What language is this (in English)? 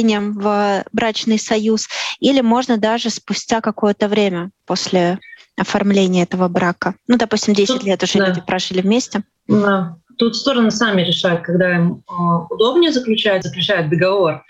Russian